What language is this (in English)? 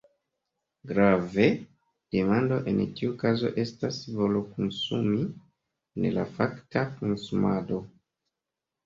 Esperanto